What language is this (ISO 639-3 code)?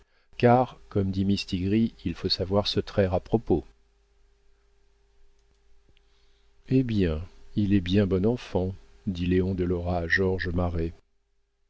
fra